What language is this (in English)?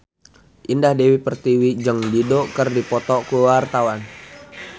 Sundanese